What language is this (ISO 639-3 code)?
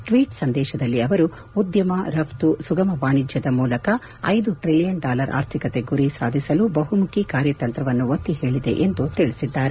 kan